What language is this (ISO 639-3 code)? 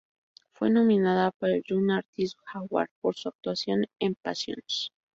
spa